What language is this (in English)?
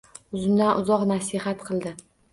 Uzbek